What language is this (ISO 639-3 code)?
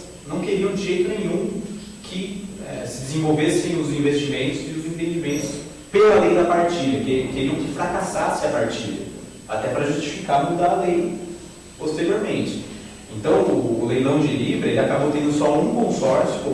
por